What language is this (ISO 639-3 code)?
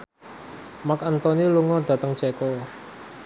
jav